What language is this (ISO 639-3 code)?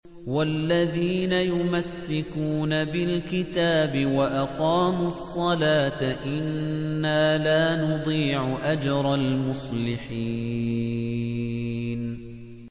ara